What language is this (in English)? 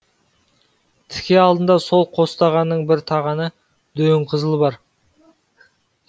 Kazakh